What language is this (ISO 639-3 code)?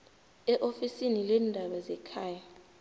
nbl